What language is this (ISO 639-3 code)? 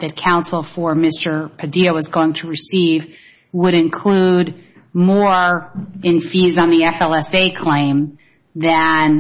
eng